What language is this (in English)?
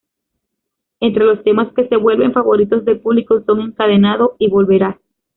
Spanish